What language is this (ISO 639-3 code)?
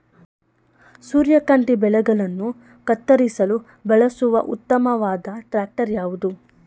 kan